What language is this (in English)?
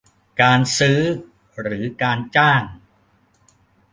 Thai